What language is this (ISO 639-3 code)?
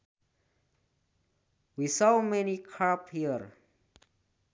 sun